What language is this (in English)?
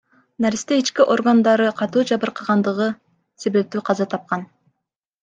Kyrgyz